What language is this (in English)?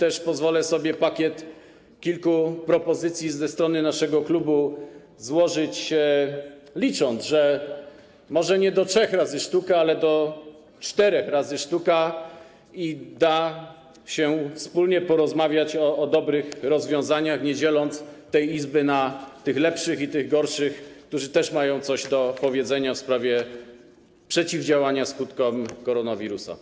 Polish